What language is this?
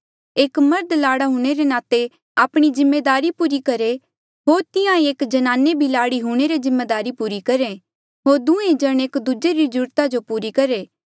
Mandeali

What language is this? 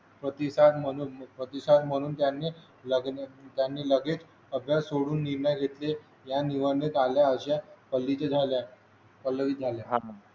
Marathi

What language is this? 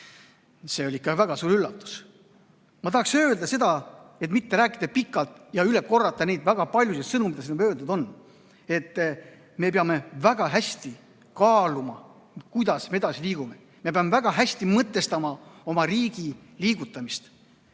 Estonian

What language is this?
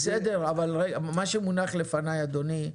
Hebrew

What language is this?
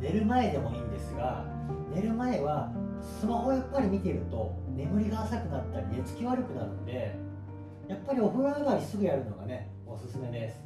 Japanese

